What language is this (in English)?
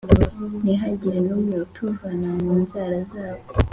Kinyarwanda